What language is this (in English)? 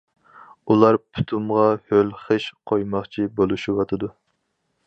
Uyghur